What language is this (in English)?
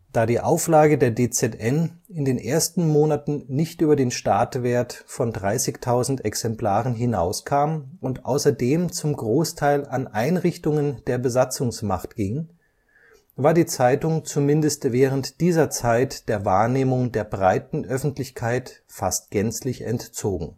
German